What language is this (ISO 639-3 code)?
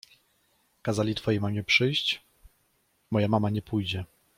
pol